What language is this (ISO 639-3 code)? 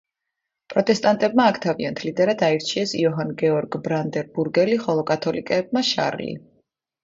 kat